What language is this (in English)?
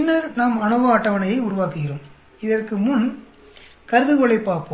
Tamil